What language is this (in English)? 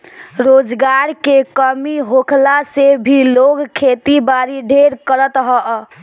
Bhojpuri